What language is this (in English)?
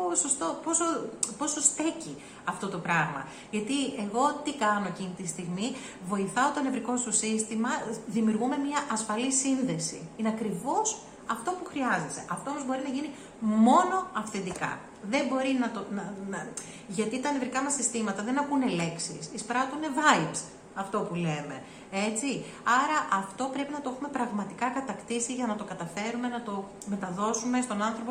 Greek